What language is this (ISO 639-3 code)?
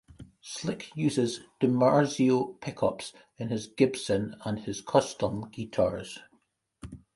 eng